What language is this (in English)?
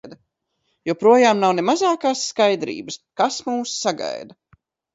Latvian